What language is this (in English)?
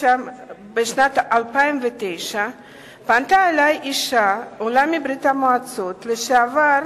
Hebrew